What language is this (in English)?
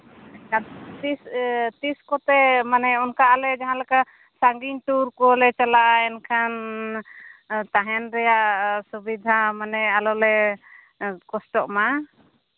Santali